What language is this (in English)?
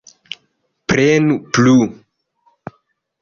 Esperanto